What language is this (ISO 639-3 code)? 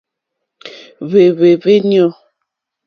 bri